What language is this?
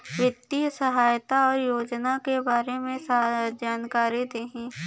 Bhojpuri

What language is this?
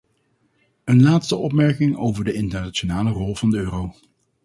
Dutch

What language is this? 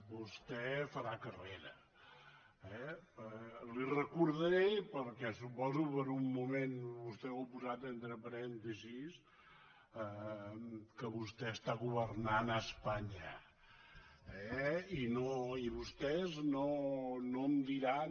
Catalan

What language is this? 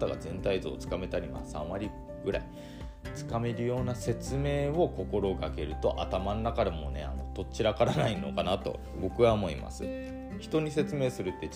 Japanese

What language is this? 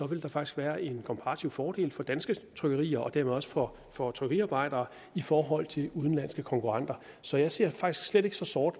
Danish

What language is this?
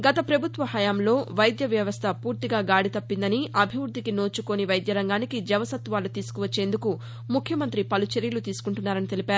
Telugu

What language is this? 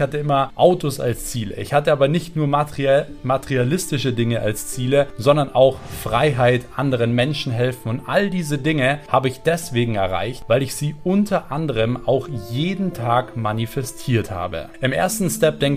German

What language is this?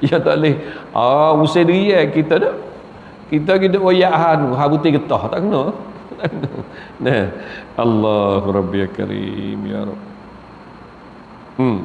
Malay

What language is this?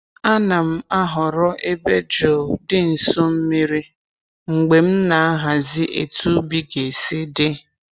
Igbo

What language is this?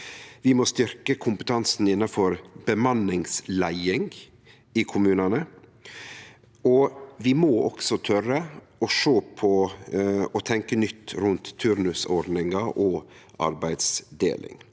Norwegian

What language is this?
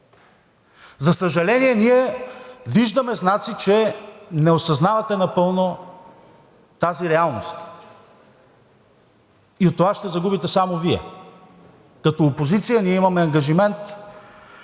Bulgarian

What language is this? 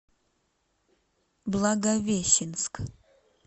Russian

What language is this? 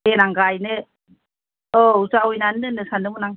Bodo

